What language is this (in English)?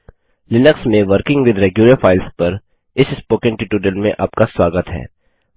Hindi